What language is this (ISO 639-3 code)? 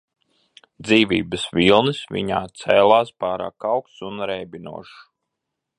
lav